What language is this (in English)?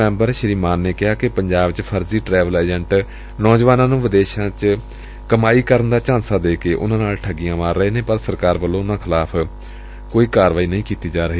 Punjabi